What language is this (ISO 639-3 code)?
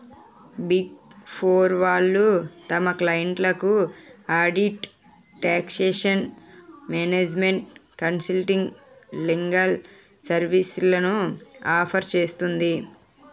tel